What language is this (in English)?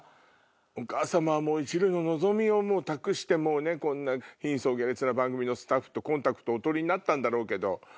Japanese